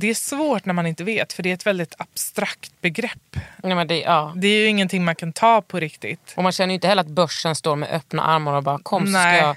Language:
Swedish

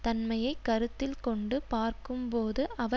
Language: Tamil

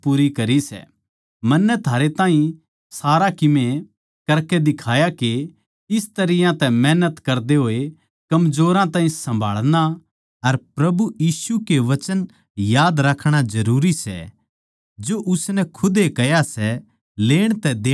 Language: Haryanvi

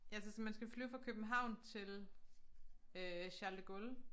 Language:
Danish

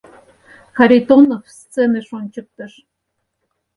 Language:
Mari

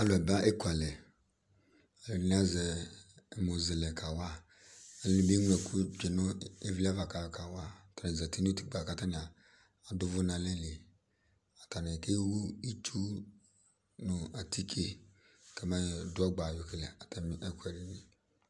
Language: Ikposo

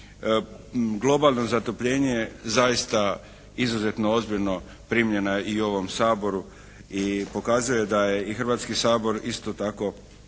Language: Croatian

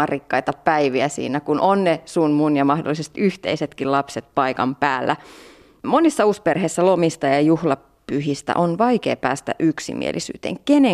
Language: Finnish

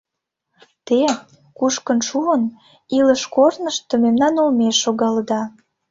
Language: Mari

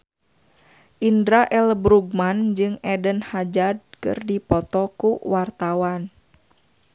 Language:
Sundanese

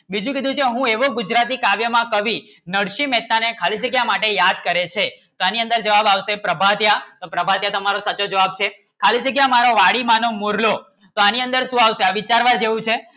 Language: Gujarati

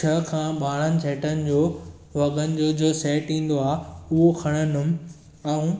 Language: Sindhi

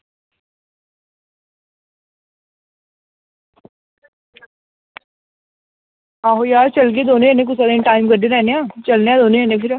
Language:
Dogri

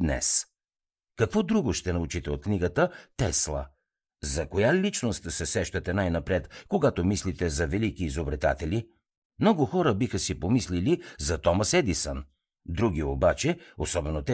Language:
Bulgarian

